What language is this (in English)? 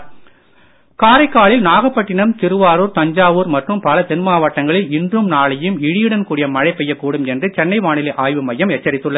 Tamil